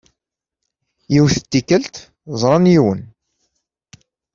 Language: Kabyle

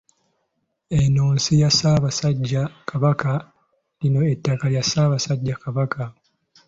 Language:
Ganda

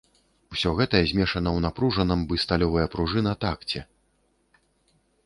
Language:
Belarusian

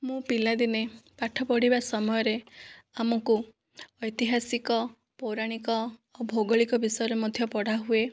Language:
Odia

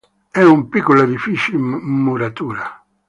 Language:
Italian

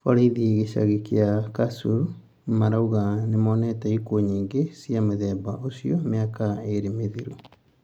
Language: Kikuyu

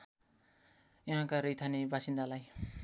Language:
Nepali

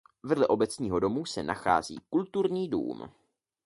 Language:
Czech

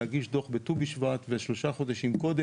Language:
Hebrew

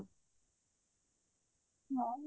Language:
Odia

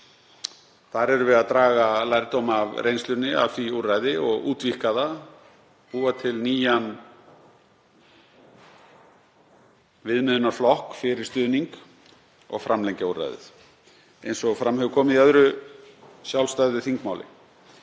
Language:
Icelandic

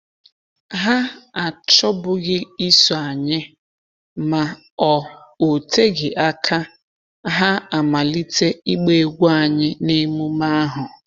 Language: Igbo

